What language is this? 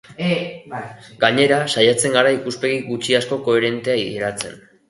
Basque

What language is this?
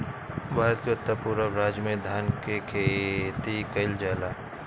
Bhojpuri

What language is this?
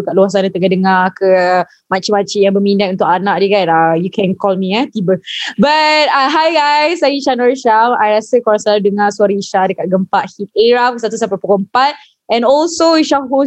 Malay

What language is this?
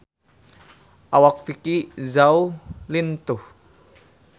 Sundanese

